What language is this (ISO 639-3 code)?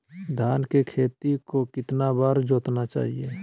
mag